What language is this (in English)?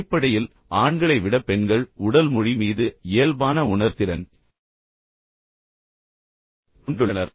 Tamil